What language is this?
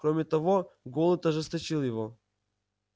Russian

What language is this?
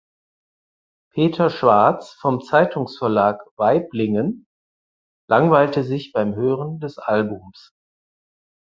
German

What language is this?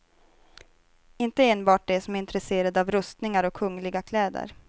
Swedish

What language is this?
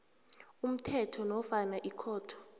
South Ndebele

